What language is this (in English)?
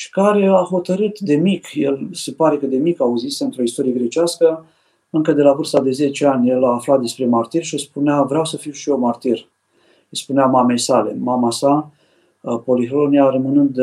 Romanian